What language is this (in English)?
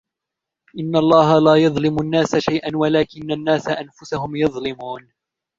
Arabic